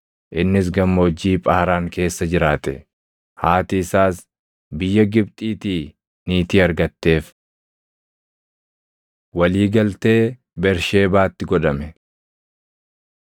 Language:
Oromo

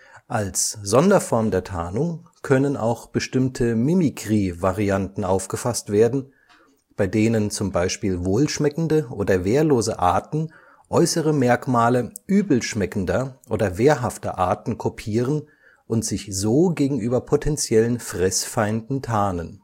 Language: German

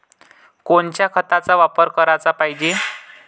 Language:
Marathi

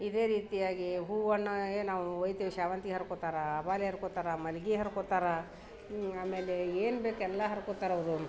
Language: Kannada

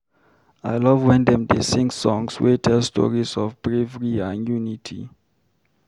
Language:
Nigerian Pidgin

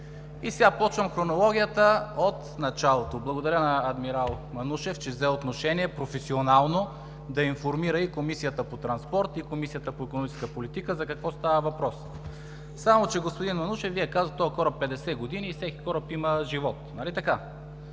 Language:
Bulgarian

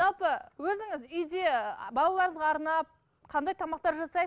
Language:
Kazakh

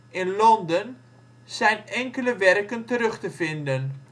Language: Dutch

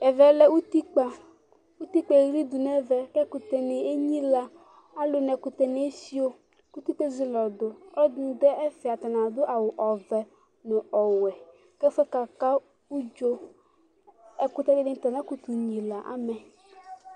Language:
Ikposo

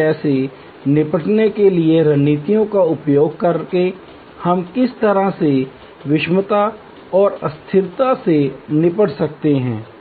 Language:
Hindi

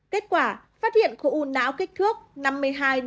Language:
Vietnamese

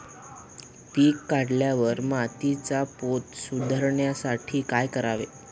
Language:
Marathi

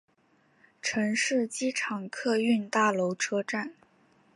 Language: Chinese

